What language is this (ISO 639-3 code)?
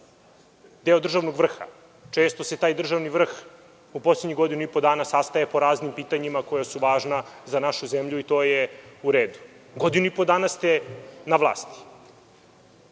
srp